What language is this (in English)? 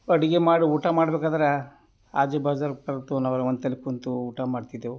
Kannada